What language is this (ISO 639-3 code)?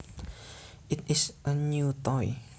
jav